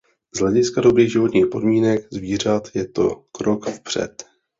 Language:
Czech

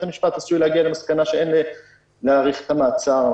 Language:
Hebrew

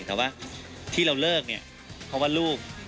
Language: Thai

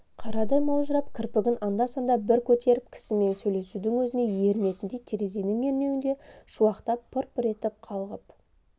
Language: Kazakh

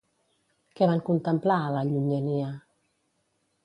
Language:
Catalan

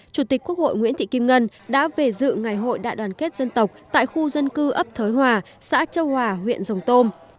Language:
Vietnamese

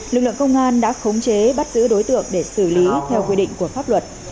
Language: Vietnamese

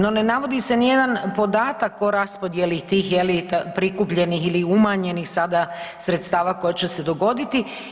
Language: Croatian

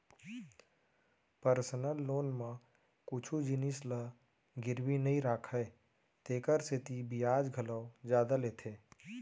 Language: Chhattisgarhi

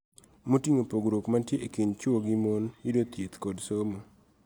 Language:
Luo (Kenya and Tanzania)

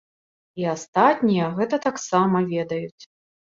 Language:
Belarusian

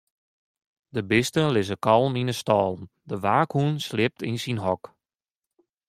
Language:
Western Frisian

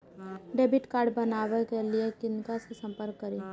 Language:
Maithili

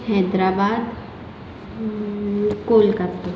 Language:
Marathi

